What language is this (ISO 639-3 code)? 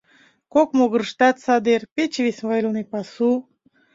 chm